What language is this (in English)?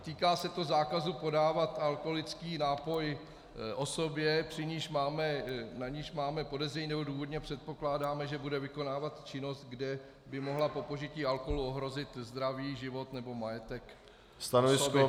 Czech